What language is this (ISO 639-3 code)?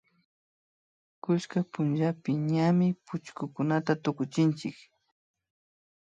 qvi